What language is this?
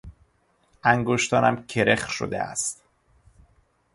Persian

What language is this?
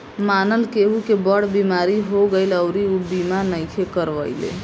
Bhojpuri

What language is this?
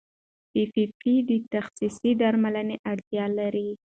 Pashto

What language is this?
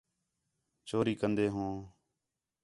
Khetrani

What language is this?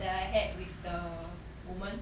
English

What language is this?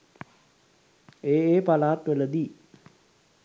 Sinhala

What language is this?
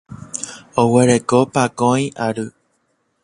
Guarani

